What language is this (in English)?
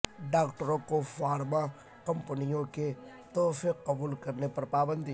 Urdu